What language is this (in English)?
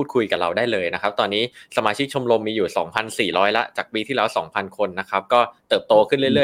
Thai